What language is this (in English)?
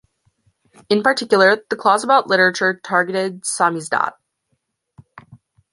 English